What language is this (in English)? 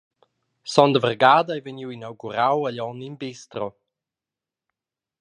Romansh